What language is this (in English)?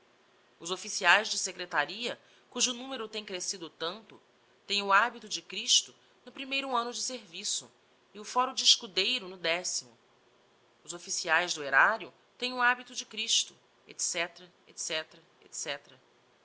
Portuguese